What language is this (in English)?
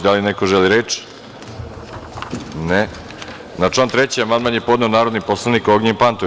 Serbian